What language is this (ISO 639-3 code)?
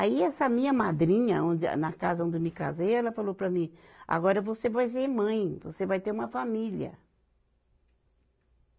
por